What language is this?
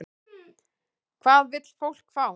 Icelandic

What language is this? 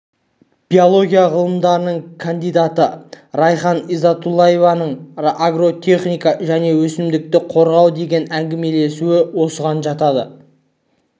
Kazakh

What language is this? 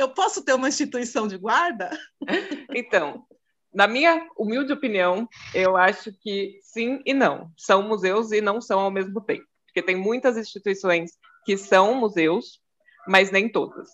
Portuguese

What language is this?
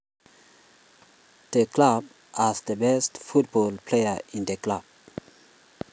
Kalenjin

